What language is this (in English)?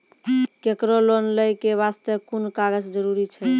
Maithili